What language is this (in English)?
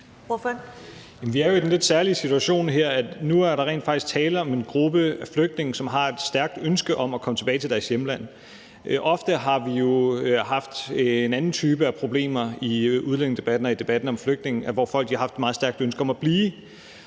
Danish